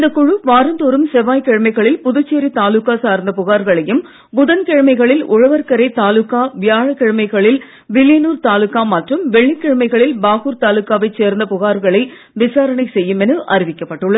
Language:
Tamil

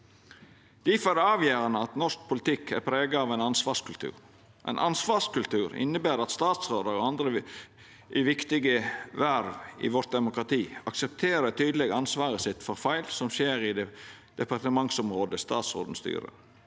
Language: Norwegian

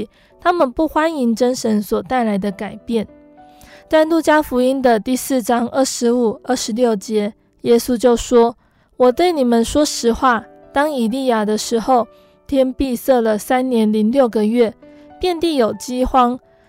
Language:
Chinese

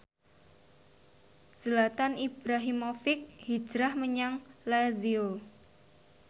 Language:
Javanese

